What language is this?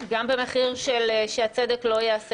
Hebrew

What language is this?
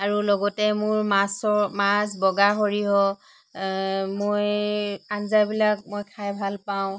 Assamese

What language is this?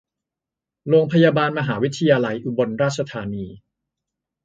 Thai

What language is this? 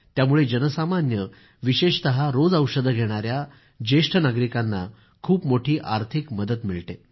Marathi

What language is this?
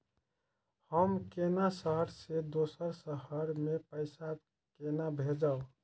Maithili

